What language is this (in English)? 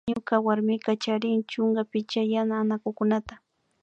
Imbabura Highland Quichua